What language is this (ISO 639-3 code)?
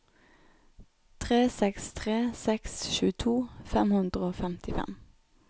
nor